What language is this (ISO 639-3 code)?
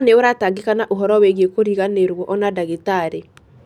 kik